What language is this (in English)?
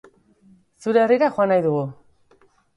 Basque